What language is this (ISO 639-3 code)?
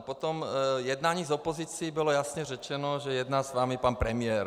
ces